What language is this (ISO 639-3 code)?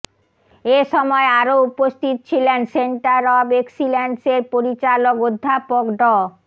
ben